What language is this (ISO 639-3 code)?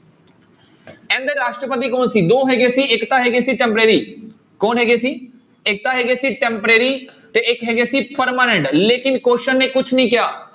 pan